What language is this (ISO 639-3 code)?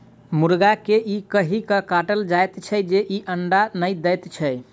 mai